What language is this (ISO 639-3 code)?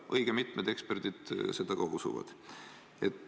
est